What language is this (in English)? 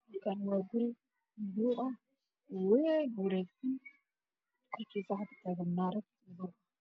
Somali